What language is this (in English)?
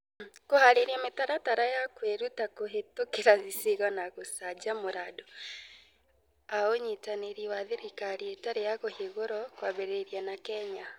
Kikuyu